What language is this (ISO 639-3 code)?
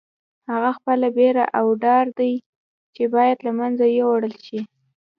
pus